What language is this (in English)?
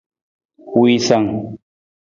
Nawdm